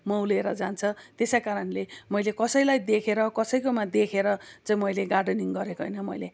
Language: Nepali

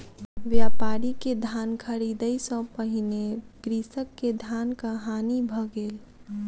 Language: Maithili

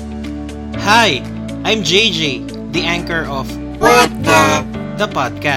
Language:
Filipino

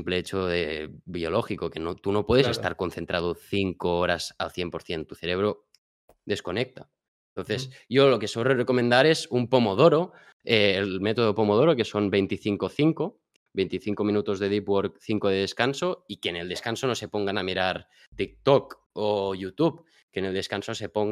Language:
Spanish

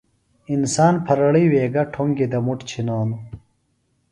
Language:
Phalura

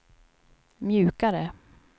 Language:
Swedish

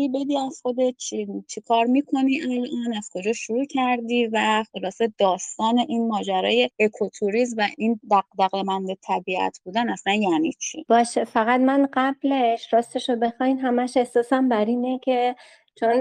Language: Persian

